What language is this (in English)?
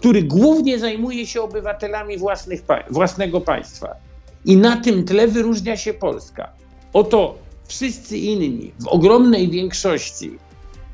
Polish